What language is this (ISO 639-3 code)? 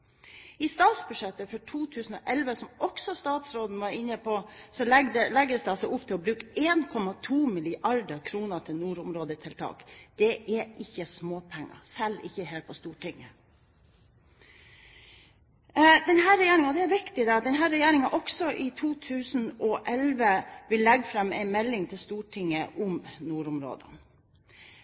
nob